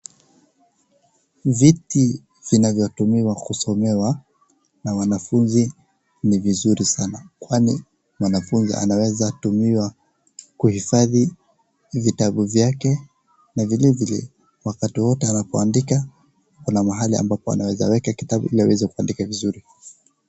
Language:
Swahili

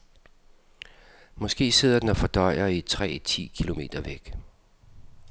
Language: Danish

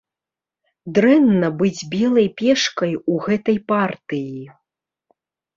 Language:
Belarusian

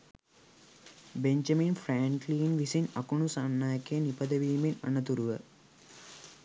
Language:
Sinhala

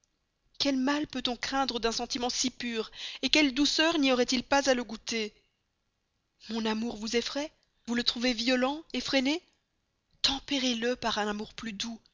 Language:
French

